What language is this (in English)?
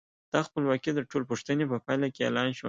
Pashto